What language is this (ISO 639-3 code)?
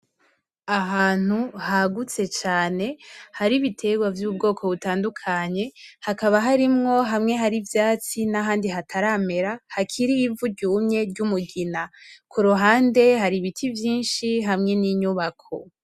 run